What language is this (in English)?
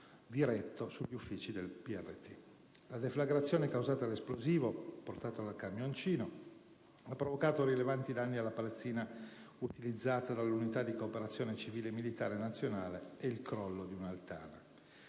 Italian